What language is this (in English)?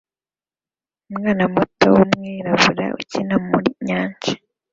Kinyarwanda